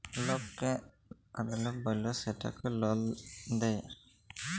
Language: Bangla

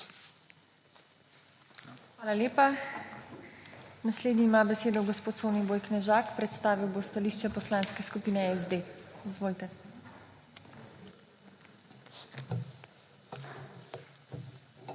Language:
Slovenian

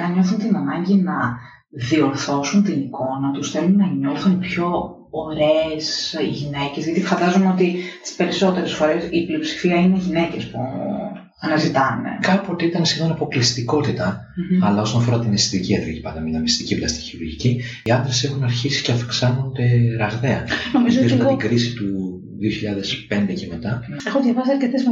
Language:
Greek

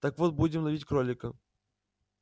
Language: Russian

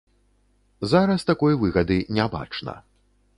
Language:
Belarusian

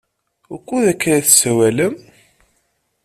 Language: Kabyle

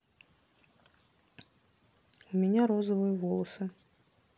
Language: Russian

